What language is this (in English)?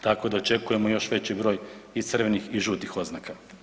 Croatian